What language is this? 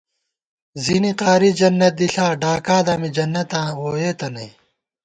Gawar-Bati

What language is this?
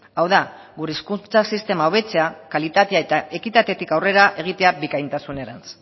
Basque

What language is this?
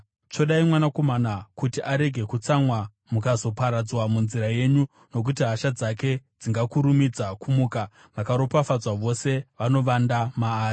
Shona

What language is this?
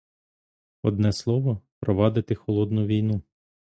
Ukrainian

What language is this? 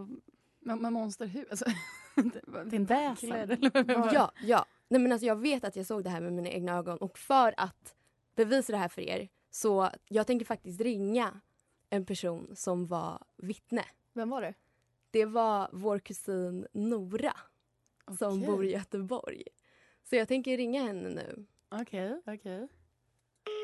Swedish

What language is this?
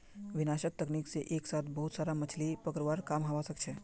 Magahi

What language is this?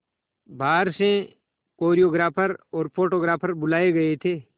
Hindi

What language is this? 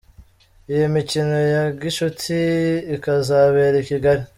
Kinyarwanda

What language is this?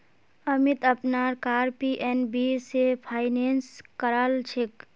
Magahi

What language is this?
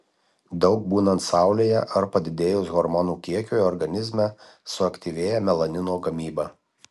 Lithuanian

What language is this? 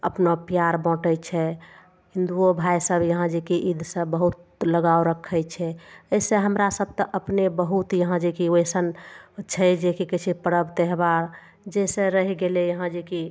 Maithili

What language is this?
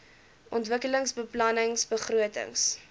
Afrikaans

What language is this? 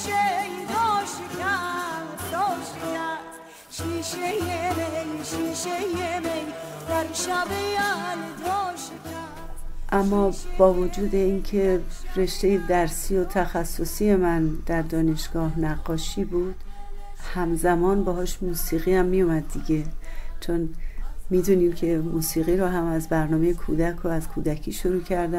Persian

